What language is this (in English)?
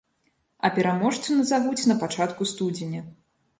Belarusian